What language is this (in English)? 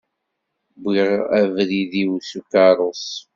Kabyle